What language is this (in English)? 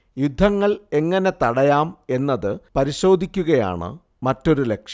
Malayalam